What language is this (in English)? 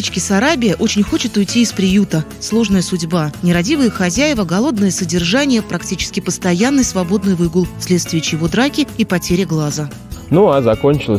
Russian